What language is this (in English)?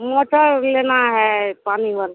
Maithili